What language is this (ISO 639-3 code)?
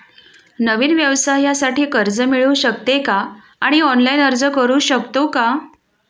mar